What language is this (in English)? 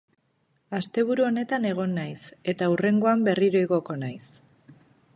Basque